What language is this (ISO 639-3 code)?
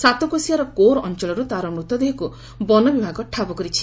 ori